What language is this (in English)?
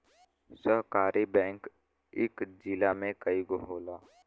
Bhojpuri